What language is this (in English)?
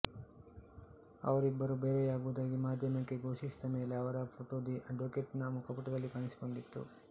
Kannada